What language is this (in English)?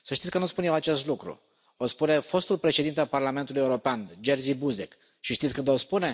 Romanian